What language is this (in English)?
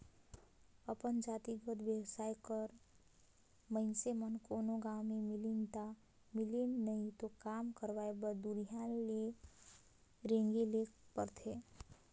Chhattisgarhi